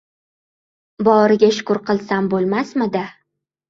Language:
Uzbek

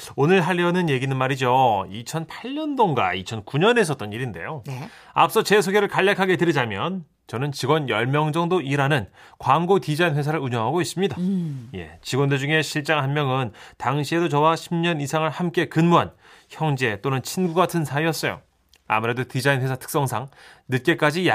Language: Korean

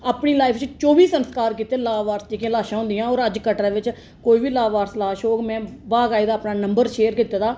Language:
Dogri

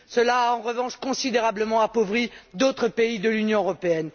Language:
French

